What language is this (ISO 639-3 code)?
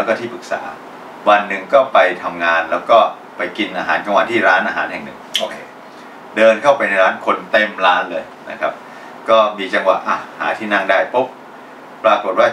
tha